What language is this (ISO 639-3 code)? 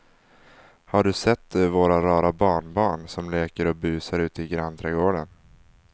swe